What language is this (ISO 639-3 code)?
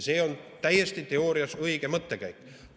est